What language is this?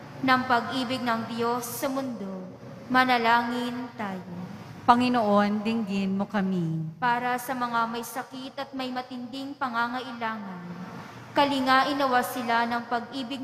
Filipino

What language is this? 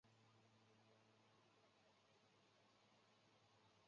Chinese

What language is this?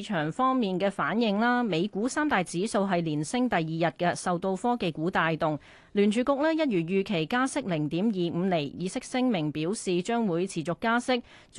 Chinese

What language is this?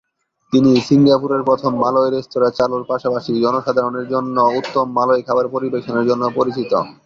Bangla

